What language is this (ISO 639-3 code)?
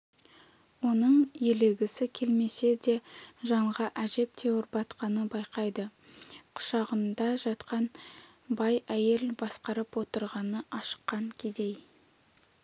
kaz